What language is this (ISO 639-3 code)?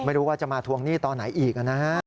tha